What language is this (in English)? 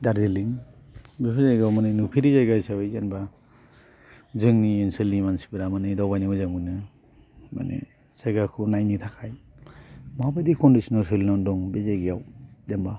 Bodo